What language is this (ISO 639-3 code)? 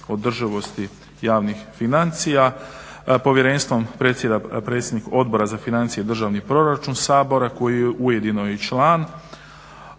hrv